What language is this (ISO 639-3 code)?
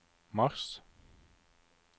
nor